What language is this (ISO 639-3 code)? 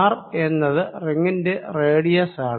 mal